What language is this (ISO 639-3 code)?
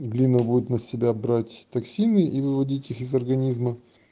rus